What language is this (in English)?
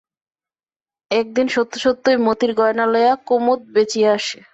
Bangla